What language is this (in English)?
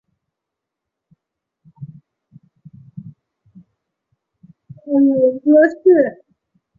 Chinese